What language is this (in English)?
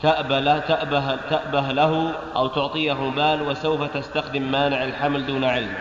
Arabic